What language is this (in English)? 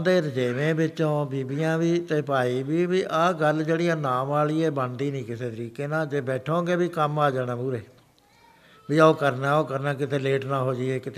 Punjabi